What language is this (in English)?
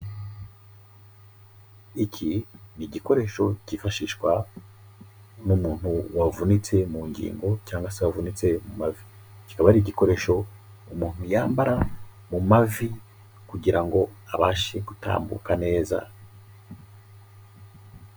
Kinyarwanda